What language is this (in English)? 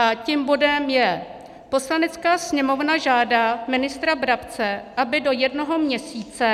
Czech